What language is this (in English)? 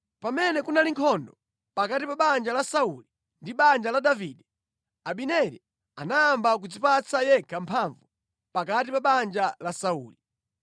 Nyanja